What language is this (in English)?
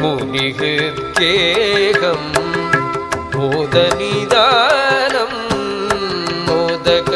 Kannada